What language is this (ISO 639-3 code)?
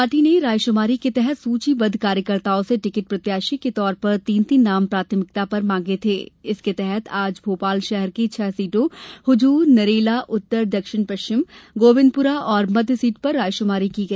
hin